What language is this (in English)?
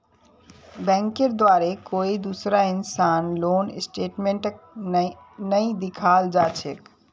Magahi